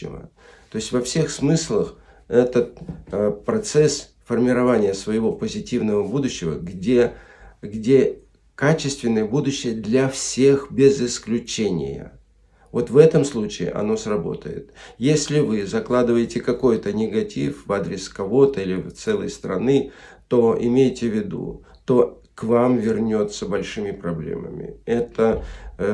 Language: Russian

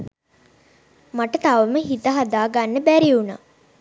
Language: Sinhala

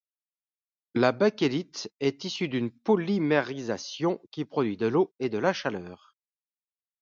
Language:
French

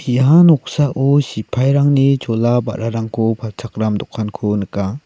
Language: Garo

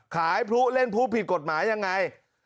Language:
Thai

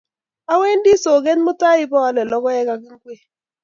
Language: Kalenjin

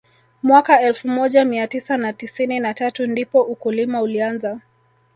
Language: Swahili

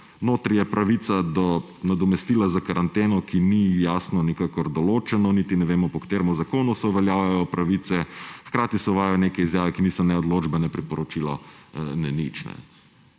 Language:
Slovenian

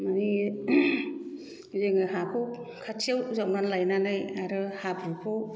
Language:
Bodo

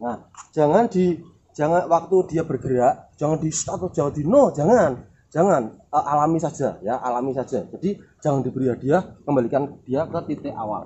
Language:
Indonesian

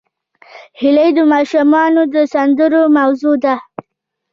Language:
Pashto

